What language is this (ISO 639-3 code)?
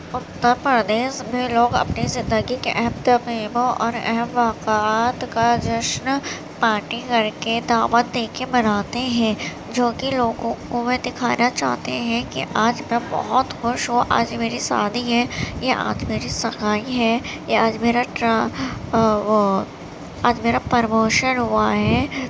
urd